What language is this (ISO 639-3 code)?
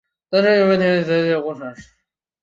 zho